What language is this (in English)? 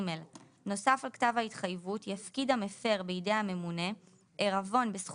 Hebrew